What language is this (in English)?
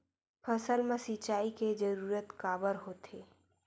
Chhattisgarhi